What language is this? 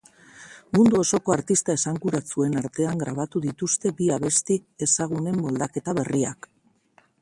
Basque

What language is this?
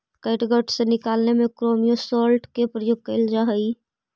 Magahi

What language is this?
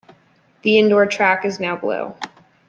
English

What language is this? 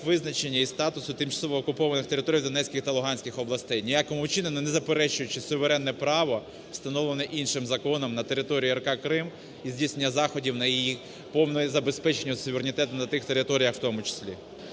Ukrainian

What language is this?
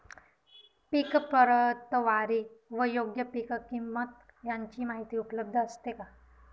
Marathi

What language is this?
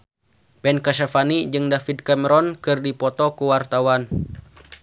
Sundanese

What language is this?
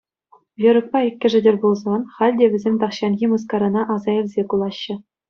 Chuvash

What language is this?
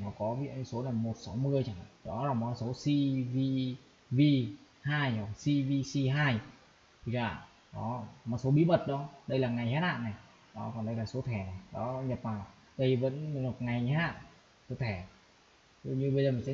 Vietnamese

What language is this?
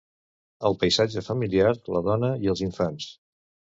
Catalan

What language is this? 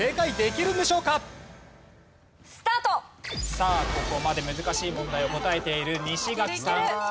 Japanese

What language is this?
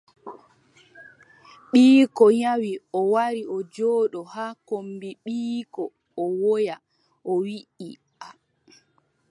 Adamawa Fulfulde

